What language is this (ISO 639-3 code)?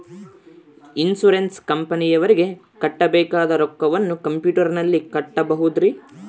kan